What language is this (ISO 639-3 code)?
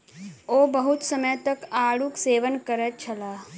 mai